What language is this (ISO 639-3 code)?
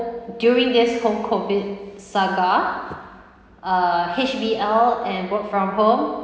eng